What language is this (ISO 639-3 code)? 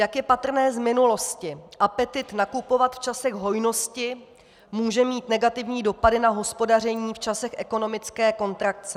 ces